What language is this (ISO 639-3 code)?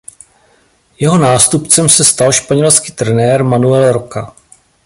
ces